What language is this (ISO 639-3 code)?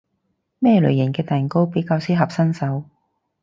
yue